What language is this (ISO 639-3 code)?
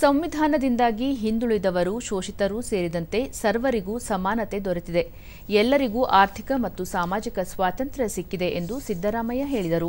kan